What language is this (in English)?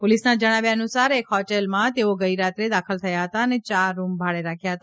Gujarati